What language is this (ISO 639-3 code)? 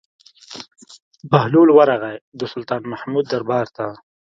pus